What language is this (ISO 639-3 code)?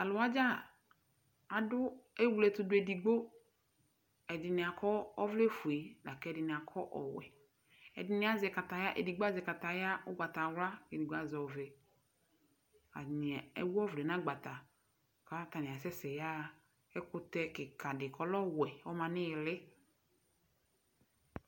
kpo